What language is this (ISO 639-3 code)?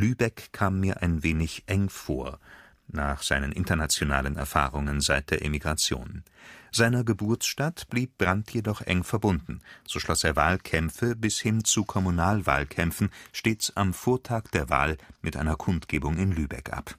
deu